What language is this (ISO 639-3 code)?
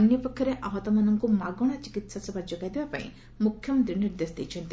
ori